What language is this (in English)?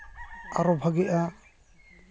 Santali